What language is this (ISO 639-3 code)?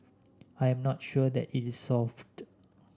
eng